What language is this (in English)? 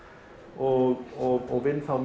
Icelandic